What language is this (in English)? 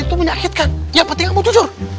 Indonesian